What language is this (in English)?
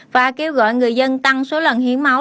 Vietnamese